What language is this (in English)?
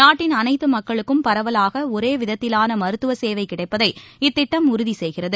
Tamil